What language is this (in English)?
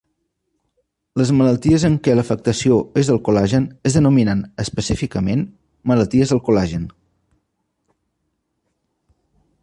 Catalan